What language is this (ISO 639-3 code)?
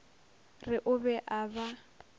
nso